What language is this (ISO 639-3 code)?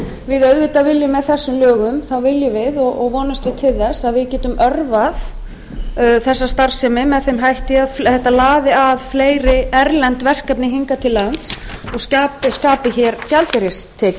isl